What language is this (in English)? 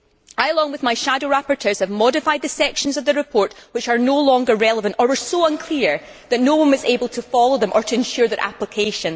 English